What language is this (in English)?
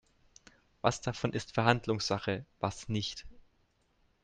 German